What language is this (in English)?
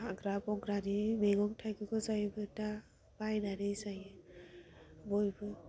Bodo